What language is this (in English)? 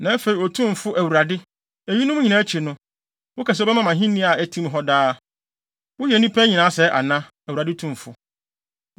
Akan